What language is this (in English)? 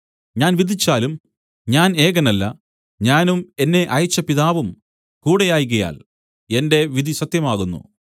Malayalam